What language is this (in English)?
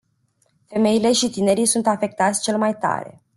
Romanian